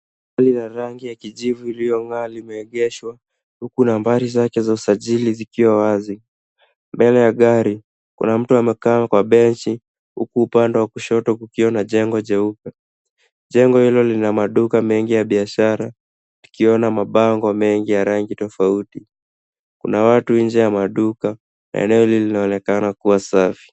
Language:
Swahili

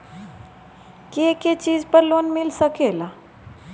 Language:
Bhojpuri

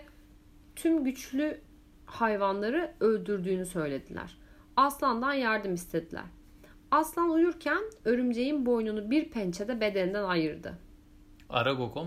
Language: Turkish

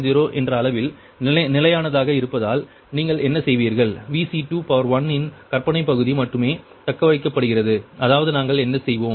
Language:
Tamil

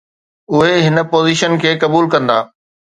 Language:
Sindhi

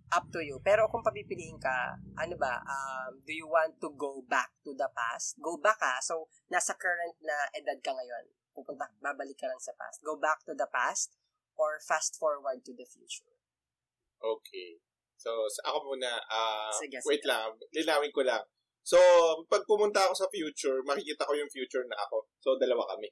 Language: Filipino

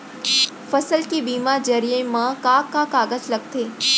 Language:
Chhattisgarhi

